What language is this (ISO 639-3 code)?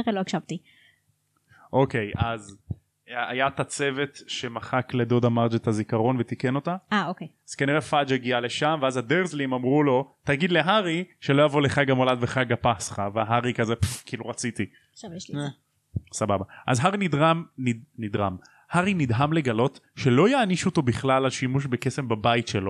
heb